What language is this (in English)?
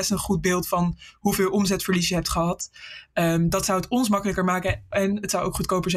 Dutch